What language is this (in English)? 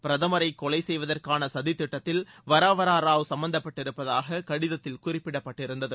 Tamil